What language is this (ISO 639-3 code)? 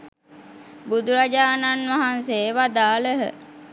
sin